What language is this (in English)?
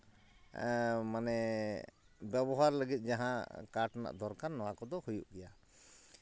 Santali